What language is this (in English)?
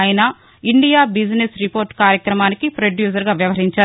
Telugu